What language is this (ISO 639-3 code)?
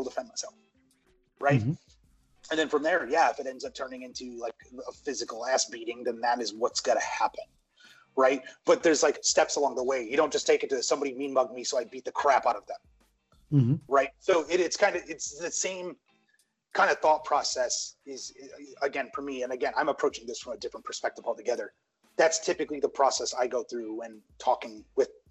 eng